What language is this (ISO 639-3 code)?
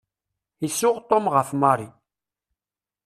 kab